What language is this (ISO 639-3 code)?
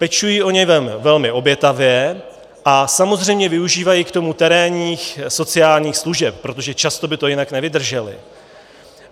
ces